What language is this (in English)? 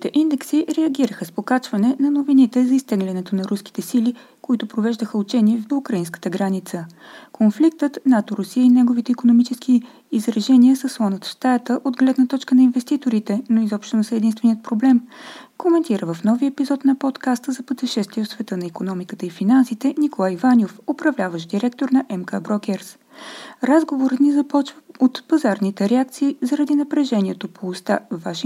Bulgarian